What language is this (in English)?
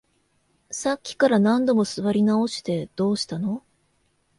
Japanese